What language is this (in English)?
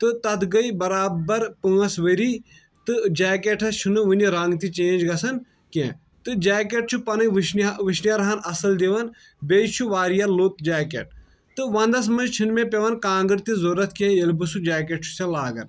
Kashmiri